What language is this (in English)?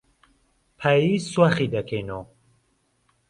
Central Kurdish